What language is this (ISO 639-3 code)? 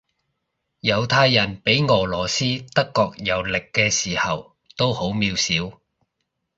yue